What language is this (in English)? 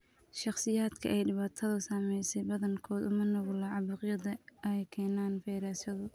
Somali